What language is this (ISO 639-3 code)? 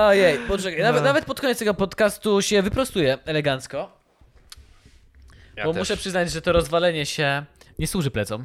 pol